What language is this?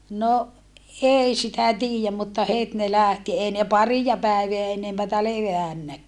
Finnish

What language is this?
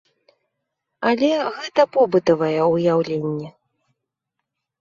Belarusian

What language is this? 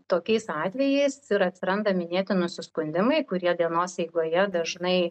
Lithuanian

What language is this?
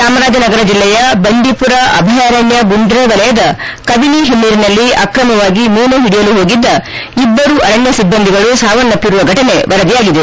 Kannada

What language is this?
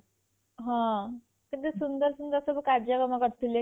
Odia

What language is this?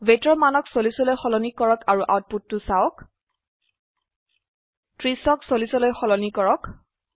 Assamese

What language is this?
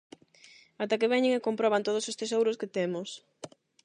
Galician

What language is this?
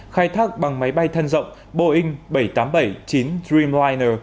Vietnamese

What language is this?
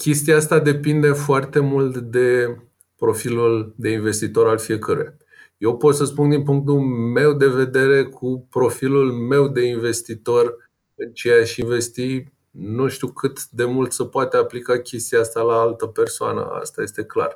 Romanian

